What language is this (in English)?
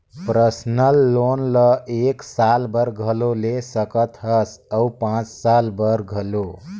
Chhattisgarhi